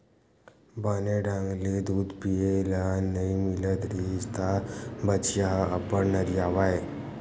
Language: Chhattisgarhi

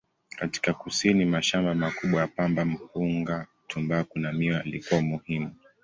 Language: Swahili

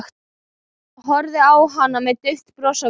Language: Icelandic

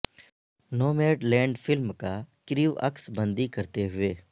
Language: Urdu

